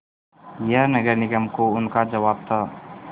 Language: Hindi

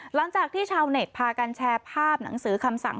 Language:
Thai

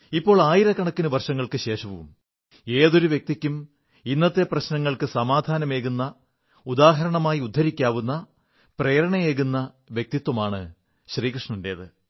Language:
Malayalam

